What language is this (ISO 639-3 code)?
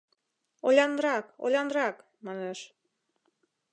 chm